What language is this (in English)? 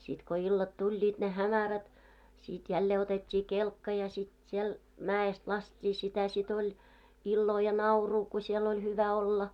Finnish